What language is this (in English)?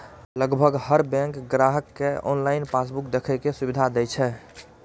Maithili